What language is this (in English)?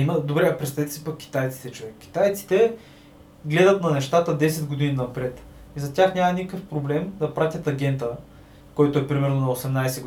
Bulgarian